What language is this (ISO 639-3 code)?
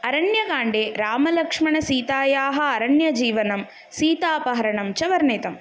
san